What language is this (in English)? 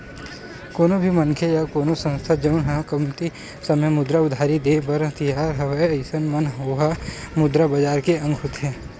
Chhattisgarhi